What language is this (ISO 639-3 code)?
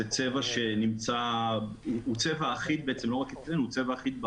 heb